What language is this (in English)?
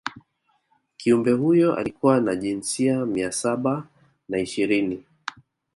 Swahili